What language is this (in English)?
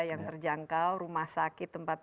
Indonesian